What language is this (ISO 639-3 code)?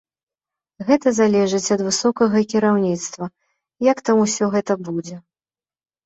bel